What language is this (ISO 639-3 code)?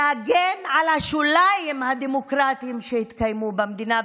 heb